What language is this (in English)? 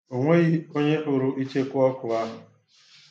Igbo